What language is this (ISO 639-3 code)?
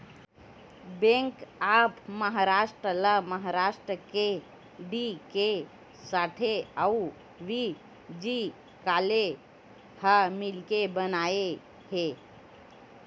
hne